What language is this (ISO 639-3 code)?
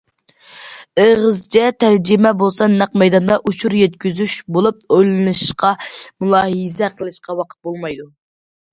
uig